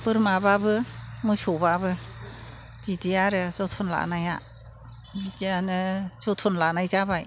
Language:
Bodo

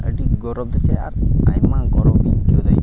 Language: Santali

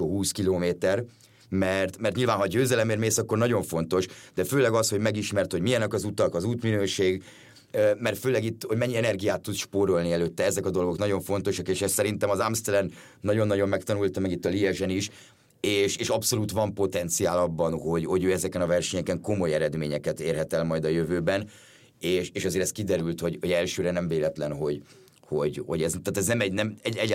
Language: Hungarian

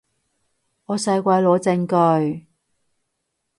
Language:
Cantonese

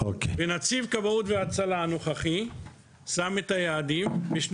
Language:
Hebrew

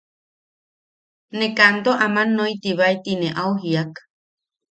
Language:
Yaqui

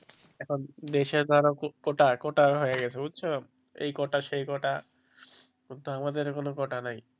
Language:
Bangla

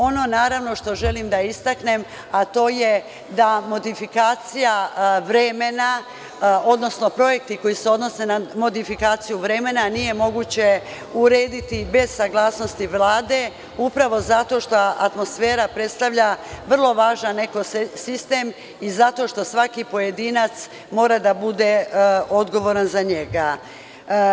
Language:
Serbian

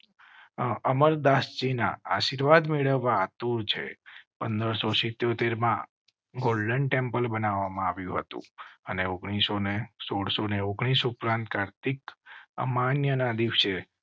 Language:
Gujarati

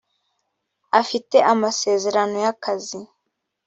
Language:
Kinyarwanda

